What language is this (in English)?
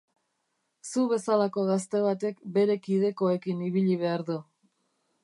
Basque